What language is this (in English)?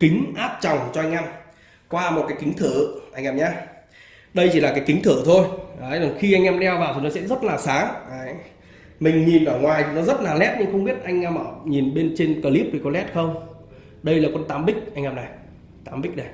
Vietnamese